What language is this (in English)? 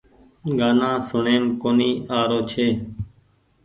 Goaria